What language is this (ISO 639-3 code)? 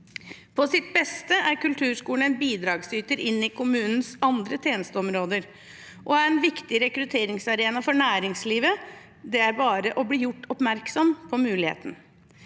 nor